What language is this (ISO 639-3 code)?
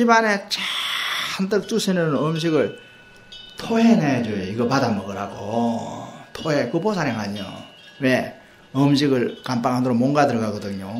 kor